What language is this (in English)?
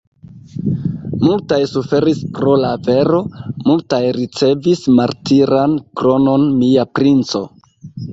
Esperanto